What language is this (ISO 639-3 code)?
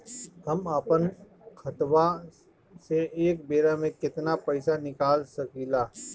bho